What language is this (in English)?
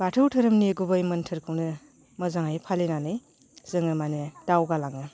Bodo